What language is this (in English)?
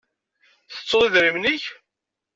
Kabyle